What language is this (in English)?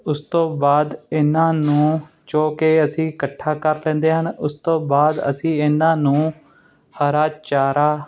Punjabi